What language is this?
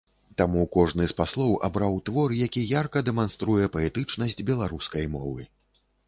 Belarusian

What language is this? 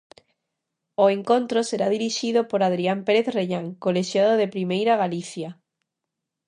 Galician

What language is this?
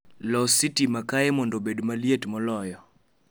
Luo (Kenya and Tanzania)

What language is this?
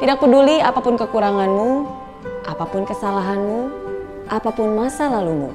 Indonesian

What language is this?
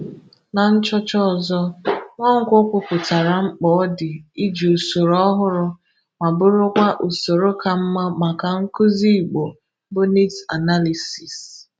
Igbo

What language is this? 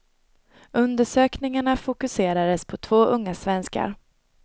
Swedish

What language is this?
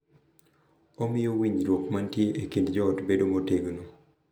Luo (Kenya and Tanzania)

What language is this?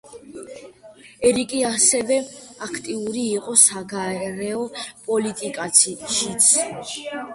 Georgian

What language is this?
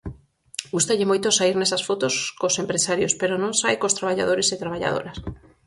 Galician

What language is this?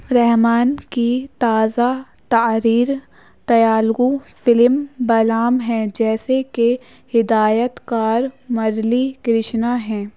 Urdu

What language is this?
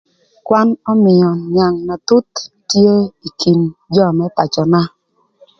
Thur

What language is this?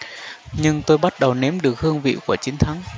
Vietnamese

